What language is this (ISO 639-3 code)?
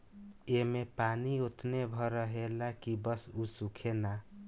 bho